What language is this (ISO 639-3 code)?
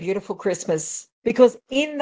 ind